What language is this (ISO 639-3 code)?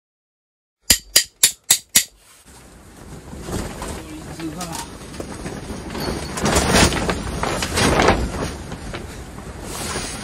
jpn